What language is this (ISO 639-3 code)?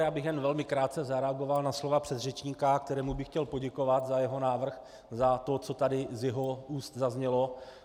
ces